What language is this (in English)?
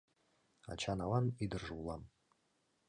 Mari